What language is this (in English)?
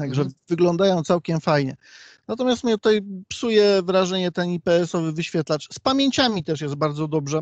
Polish